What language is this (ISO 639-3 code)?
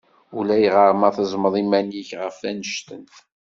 kab